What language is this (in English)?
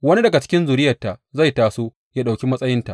Hausa